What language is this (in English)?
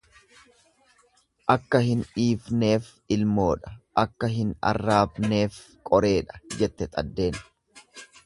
Oromo